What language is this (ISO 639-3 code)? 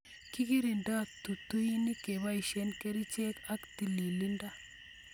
kln